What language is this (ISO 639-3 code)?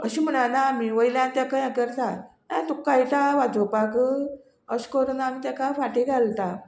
kok